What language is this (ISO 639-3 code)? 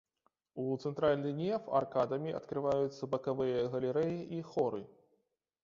bel